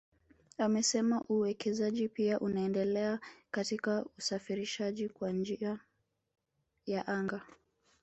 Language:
Swahili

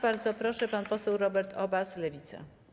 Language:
Polish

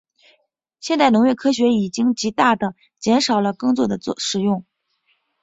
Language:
Chinese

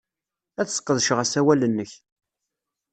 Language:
Kabyle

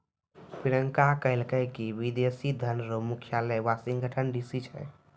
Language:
Maithili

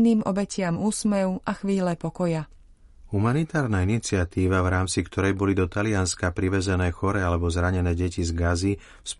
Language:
Slovak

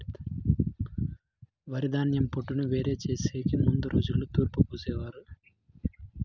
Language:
Telugu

